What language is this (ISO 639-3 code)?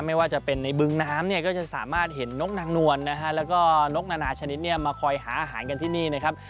tha